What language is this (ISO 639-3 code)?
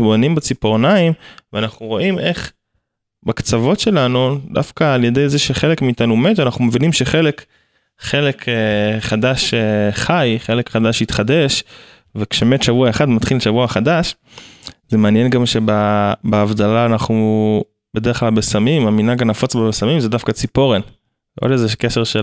heb